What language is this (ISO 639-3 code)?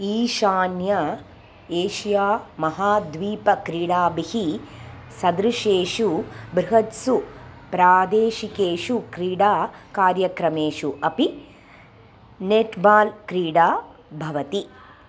san